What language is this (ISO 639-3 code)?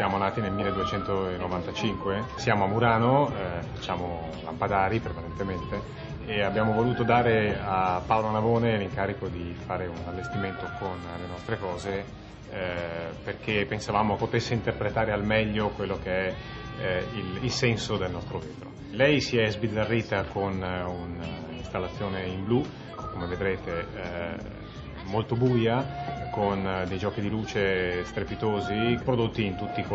ita